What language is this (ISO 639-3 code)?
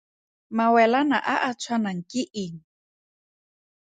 tsn